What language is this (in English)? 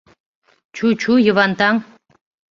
Mari